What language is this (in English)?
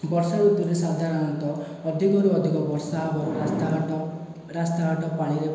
Odia